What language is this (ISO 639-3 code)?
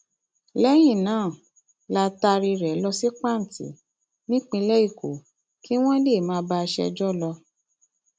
yor